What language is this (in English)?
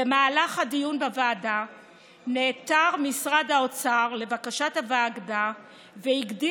Hebrew